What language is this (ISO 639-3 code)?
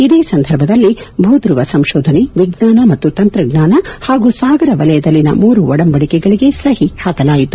kan